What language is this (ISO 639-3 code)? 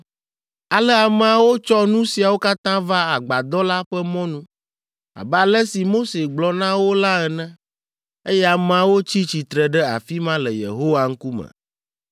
ewe